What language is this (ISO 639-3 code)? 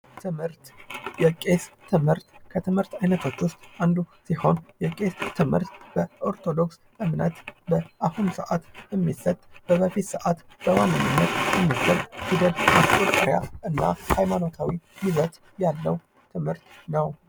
amh